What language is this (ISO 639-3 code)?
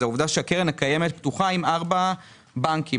heb